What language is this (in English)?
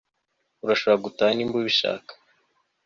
Kinyarwanda